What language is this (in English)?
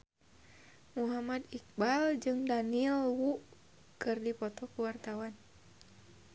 Sundanese